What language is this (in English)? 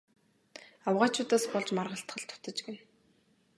Mongolian